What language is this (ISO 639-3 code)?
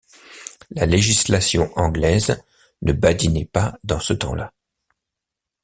fra